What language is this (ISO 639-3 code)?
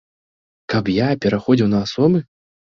bel